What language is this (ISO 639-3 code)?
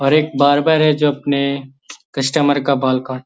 mag